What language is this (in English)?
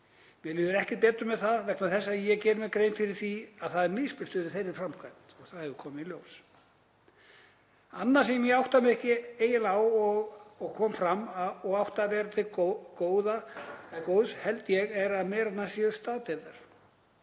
Icelandic